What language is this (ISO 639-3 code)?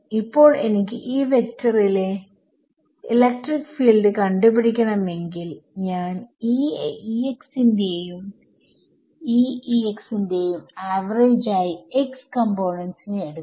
mal